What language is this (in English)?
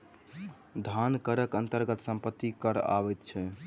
Maithili